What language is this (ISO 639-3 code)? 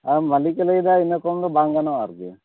sat